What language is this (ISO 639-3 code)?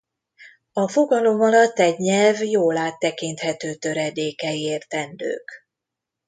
hun